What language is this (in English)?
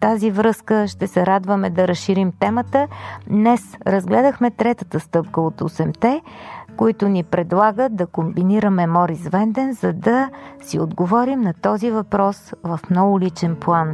Bulgarian